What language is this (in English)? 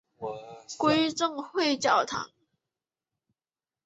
Chinese